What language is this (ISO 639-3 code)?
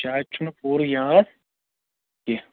kas